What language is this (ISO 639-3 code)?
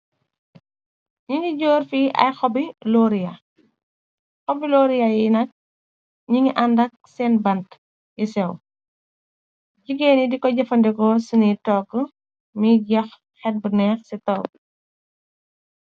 wol